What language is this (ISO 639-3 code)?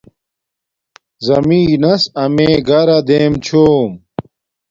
dmk